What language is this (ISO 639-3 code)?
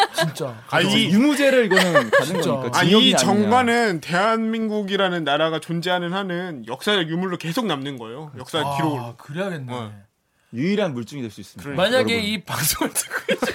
kor